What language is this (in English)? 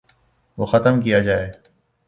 Urdu